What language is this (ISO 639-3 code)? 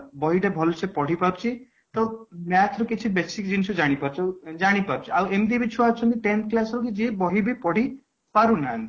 ori